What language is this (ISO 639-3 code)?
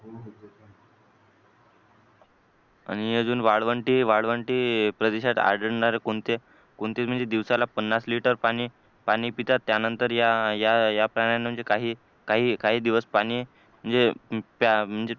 mar